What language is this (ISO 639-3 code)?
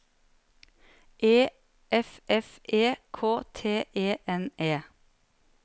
nor